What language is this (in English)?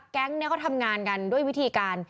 Thai